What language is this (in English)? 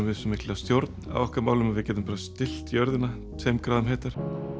Icelandic